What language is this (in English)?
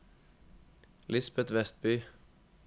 Norwegian